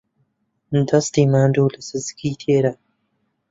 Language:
Central Kurdish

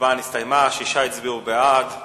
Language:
Hebrew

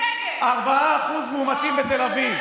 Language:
Hebrew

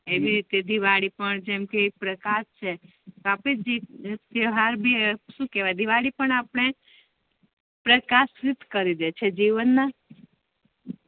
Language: Gujarati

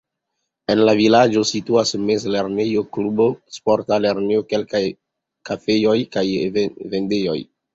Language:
Esperanto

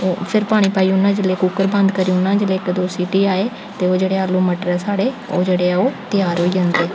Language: Dogri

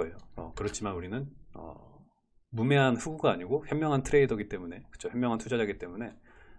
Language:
Korean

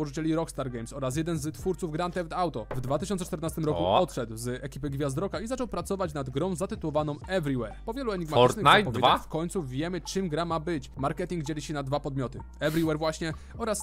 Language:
Polish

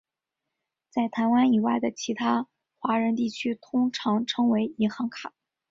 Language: Chinese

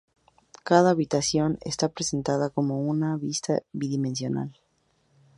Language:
Spanish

